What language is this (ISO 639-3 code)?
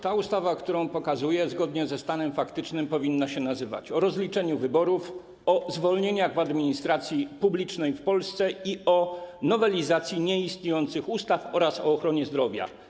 pol